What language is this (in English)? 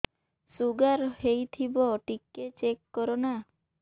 Odia